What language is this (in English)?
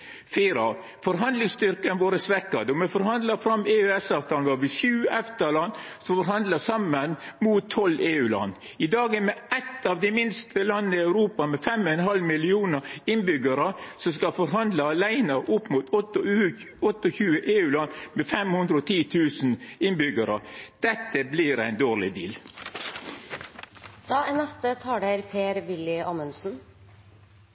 Norwegian